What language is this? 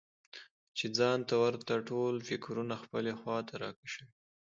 Pashto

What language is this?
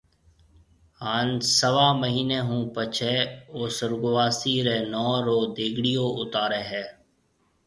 Marwari (Pakistan)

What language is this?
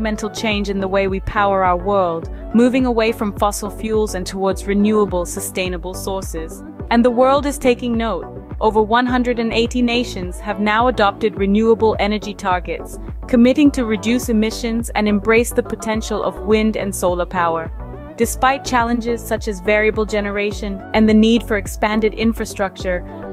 English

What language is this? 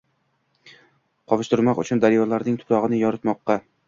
Uzbek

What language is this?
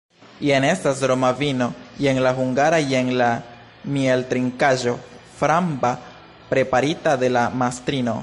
Esperanto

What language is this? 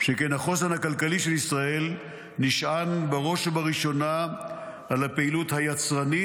Hebrew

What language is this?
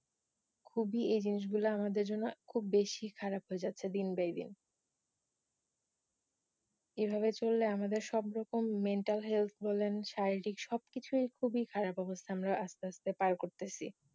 Bangla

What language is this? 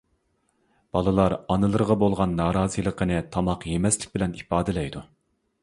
Uyghur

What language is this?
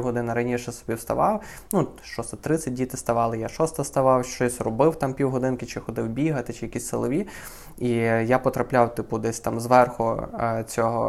Ukrainian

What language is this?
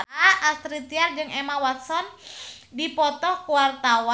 Sundanese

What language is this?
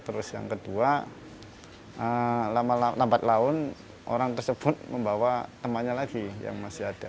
Indonesian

